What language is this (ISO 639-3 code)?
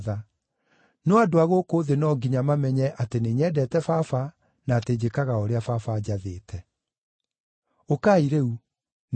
kik